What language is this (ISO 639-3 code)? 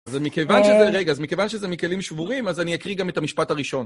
heb